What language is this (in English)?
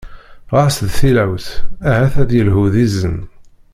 Kabyle